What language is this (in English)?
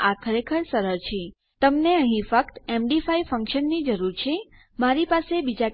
Gujarati